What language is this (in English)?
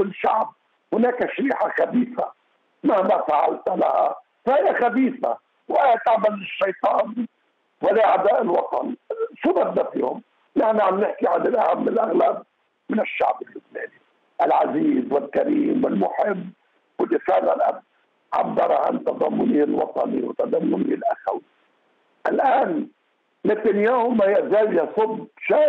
Arabic